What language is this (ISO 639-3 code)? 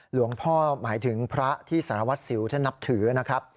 tha